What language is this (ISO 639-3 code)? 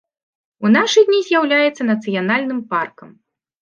bel